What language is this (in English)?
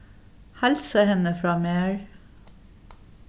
Faroese